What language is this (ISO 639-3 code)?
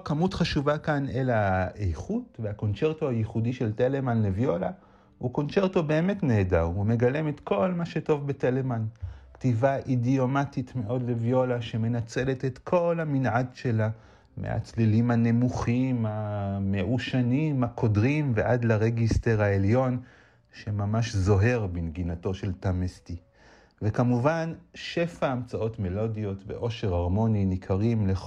heb